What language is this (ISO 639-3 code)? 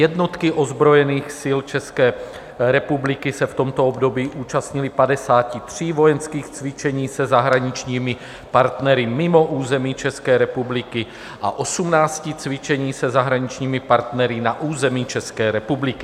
ces